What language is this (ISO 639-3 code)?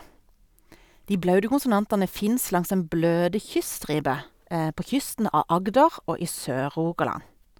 nor